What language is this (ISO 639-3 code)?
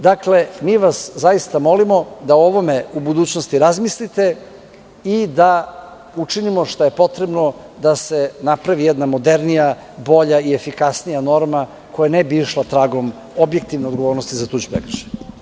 srp